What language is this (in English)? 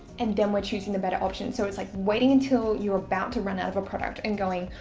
English